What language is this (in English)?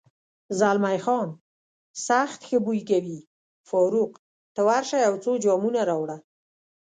Pashto